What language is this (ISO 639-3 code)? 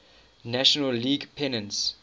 eng